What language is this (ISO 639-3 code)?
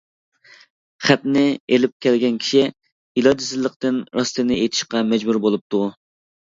uig